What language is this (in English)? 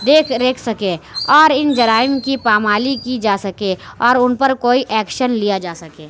Urdu